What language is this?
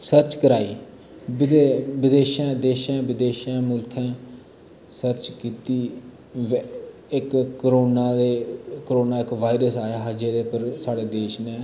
Dogri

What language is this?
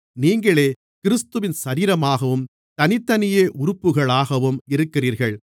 Tamil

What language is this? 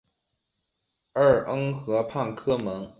Chinese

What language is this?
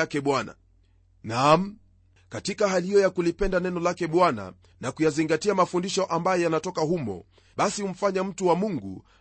Swahili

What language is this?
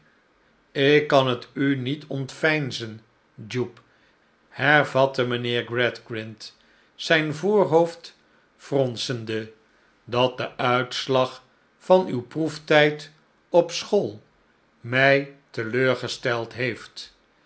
Dutch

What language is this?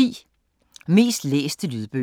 Danish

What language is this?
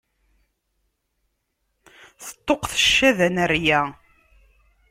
Kabyle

